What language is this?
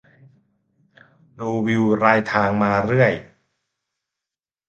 Thai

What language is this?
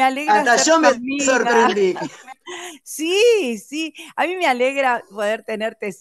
Spanish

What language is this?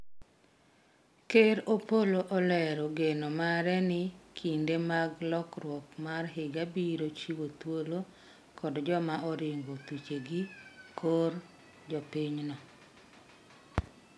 Luo (Kenya and Tanzania)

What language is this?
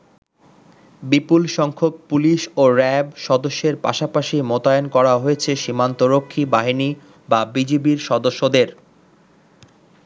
Bangla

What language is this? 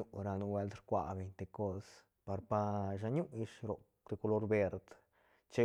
Santa Catarina Albarradas Zapotec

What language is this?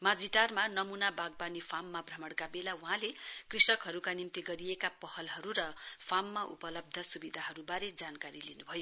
Nepali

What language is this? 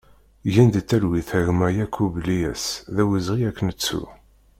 Kabyle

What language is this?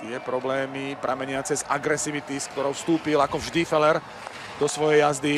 Slovak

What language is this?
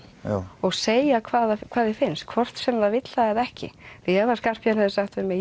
Icelandic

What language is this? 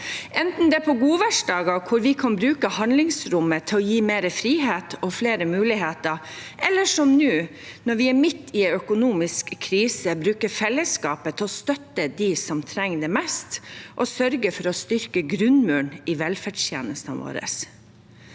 Norwegian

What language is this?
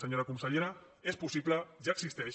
Catalan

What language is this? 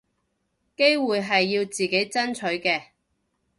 Cantonese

